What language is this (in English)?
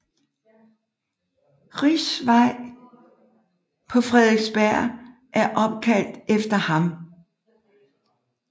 Danish